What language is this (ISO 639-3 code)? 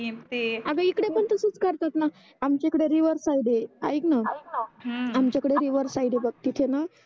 mar